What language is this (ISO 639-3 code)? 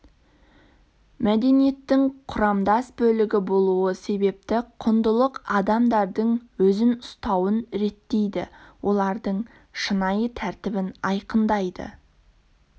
kaz